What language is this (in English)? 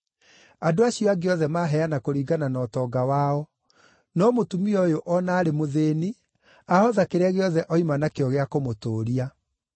Kikuyu